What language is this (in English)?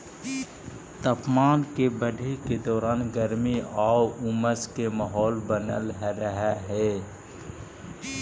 Magahi